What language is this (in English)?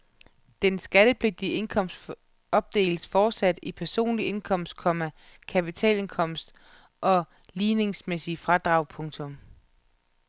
Danish